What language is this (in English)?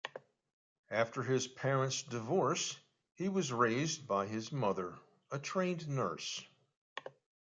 English